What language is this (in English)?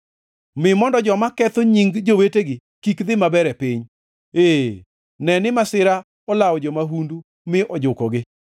Luo (Kenya and Tanzania)